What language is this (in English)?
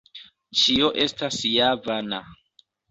Esperanto